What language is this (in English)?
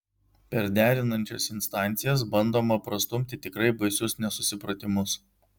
Lithuanian